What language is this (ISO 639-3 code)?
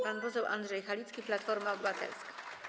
pol